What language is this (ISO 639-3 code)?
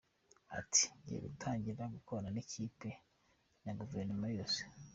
kin